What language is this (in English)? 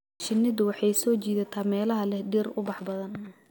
Somali